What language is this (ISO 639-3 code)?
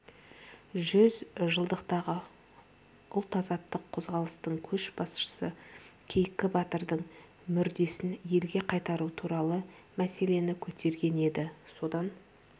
kaz